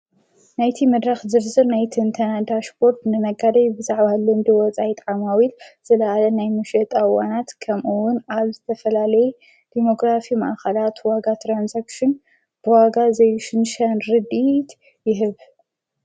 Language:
Tigrinya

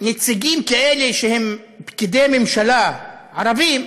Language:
Hebrew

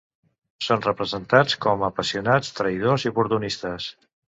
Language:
Catalan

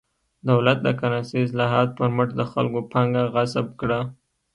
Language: Pashto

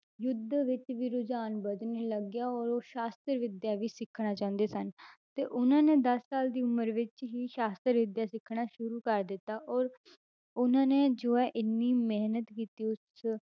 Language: Punjabi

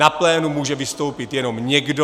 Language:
Czech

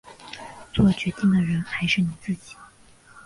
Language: Chinese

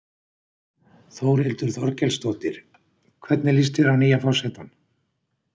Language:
Icelandic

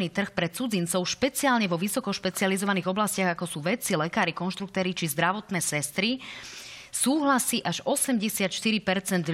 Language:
Slovak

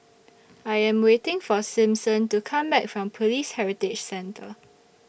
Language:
English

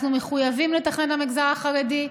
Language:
Hebrew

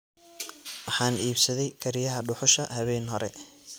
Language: Somali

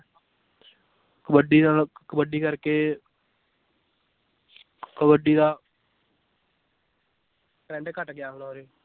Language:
Punjabi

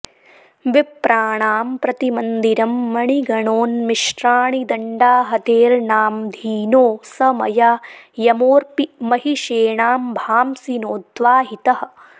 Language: Sanskrit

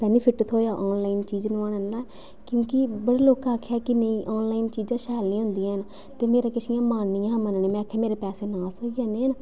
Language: Dogri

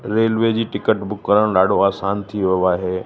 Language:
Sindhi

